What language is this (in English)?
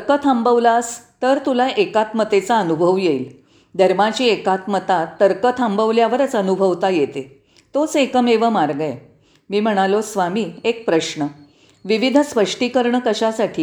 Marathi